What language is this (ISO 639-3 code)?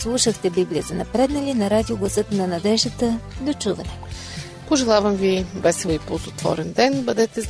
bul